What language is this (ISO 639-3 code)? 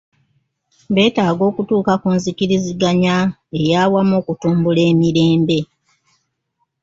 lug